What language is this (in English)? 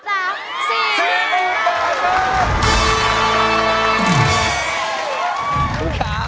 Thai